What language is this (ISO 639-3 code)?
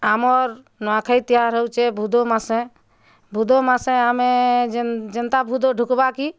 ori